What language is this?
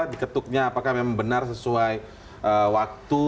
Indonesian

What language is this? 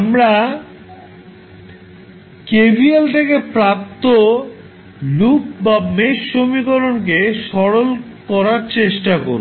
Bangla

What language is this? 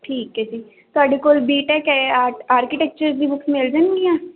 Punjabi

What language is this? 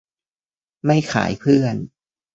Thai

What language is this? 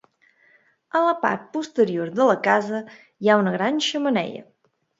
Catalan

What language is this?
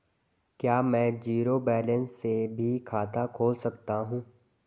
Hindi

